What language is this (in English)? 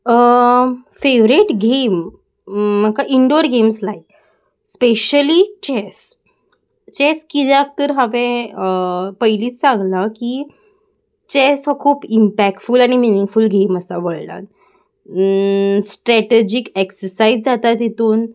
Konkani